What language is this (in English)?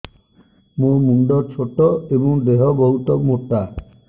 Odia